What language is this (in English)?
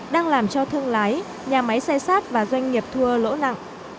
Vietnamese